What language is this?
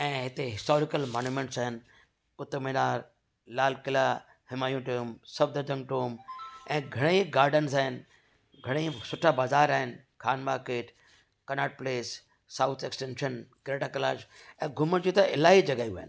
Sindhi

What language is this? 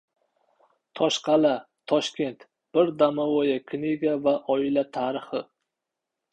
Uzbek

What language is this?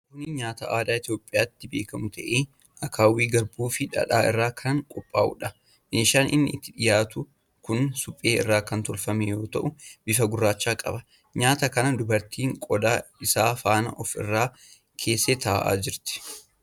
Oromo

